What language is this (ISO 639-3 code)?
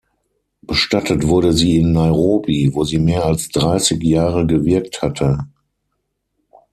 deu